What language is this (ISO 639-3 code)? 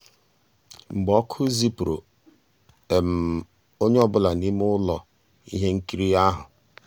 ibo